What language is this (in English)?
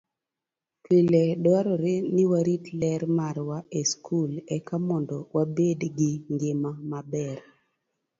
Luo (Kenya and Tanzania)